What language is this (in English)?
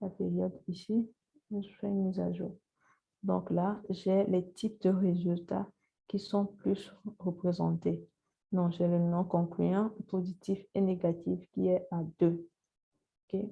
French